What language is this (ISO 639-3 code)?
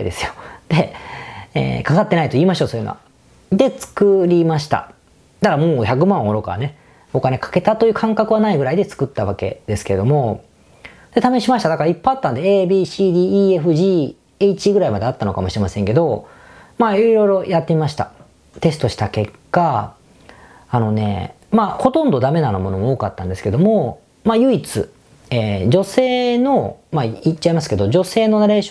jpn